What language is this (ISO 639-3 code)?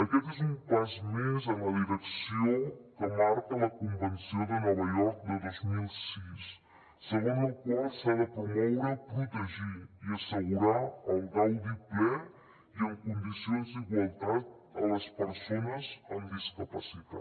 cat